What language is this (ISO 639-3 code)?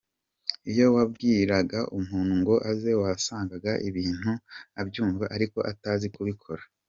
kin